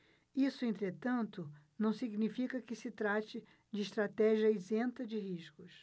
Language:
Portuguese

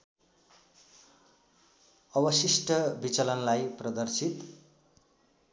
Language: Nepali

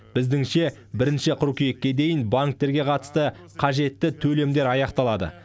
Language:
Kazakh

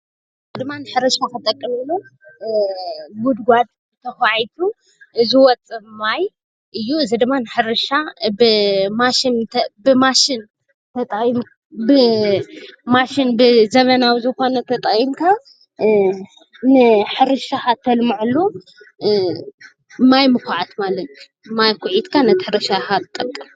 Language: Tigrinya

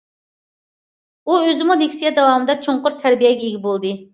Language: Uyghur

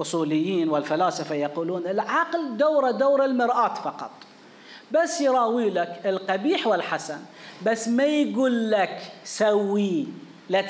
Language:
Arabic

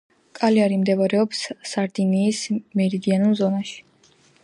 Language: Georgian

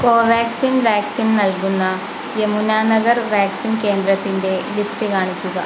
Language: Malayalam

